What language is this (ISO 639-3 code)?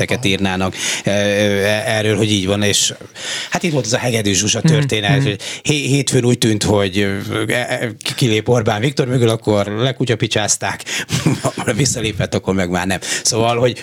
hun